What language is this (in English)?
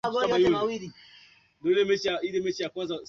Swahili